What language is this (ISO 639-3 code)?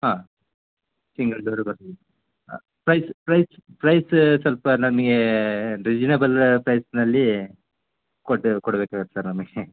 kan